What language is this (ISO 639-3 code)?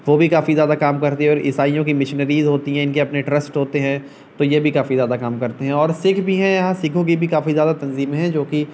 urd